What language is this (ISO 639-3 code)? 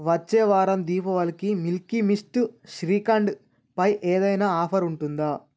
tel